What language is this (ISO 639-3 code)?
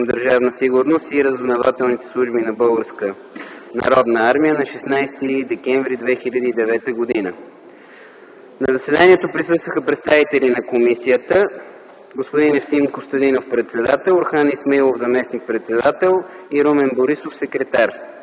bul